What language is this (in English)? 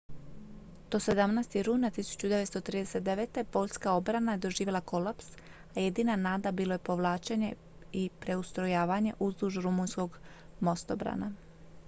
Croatian